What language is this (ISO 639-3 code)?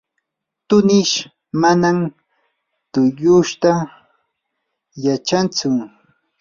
qur